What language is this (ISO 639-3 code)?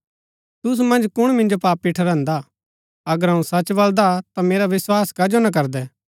gbk